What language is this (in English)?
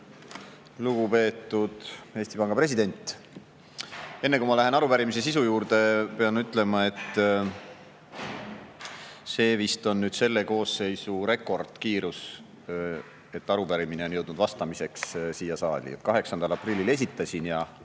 Estonian